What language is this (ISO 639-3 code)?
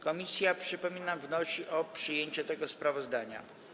pol